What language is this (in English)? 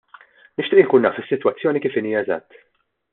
Maltese